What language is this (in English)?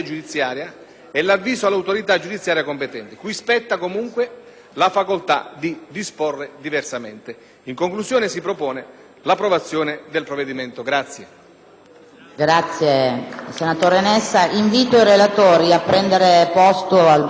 Italian